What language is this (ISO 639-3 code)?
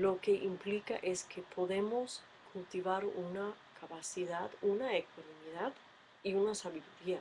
spa